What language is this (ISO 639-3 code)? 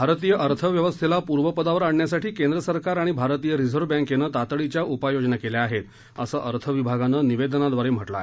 mar